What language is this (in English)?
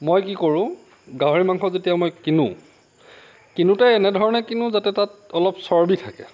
Assamese